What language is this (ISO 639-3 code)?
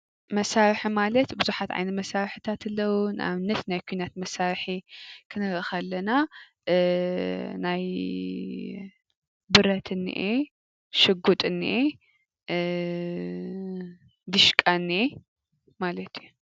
tir